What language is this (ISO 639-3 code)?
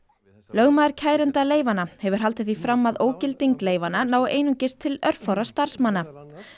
isl